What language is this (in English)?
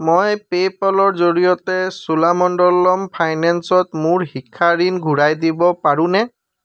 Assamese